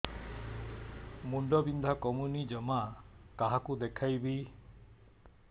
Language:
Odia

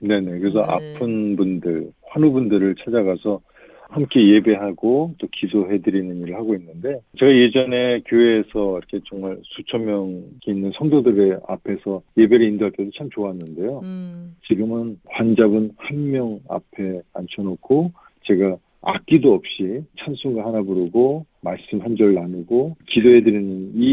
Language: Korean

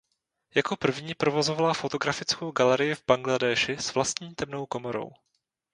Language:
Czech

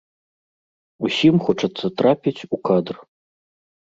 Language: Belarusian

